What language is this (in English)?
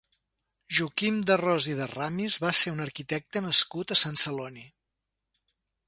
Catalan